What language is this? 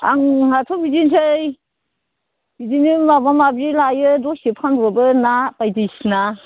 Bodo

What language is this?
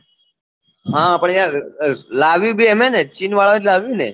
Gujarati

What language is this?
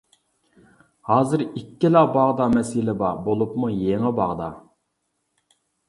Uyghur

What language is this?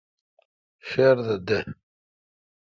Kalkoti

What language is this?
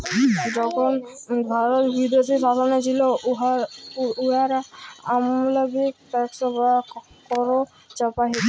Bangla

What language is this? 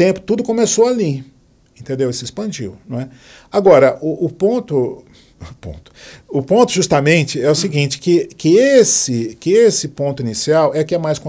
Portuguese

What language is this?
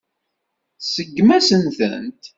Kabyle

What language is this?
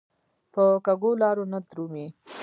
Pashto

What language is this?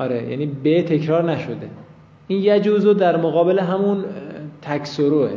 Persian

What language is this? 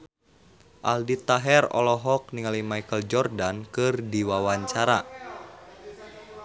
Sundanese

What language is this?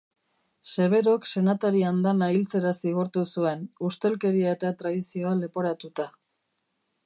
Basque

